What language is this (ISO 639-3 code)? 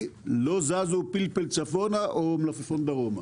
heb